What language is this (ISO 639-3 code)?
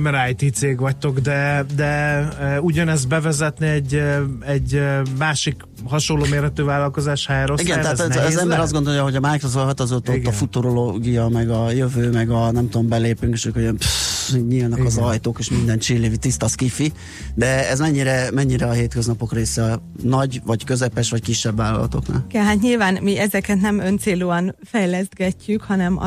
hun